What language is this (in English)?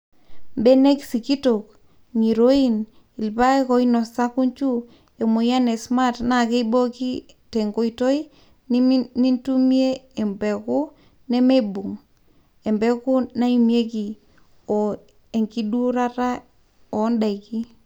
Masai